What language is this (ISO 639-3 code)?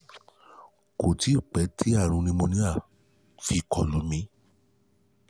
yor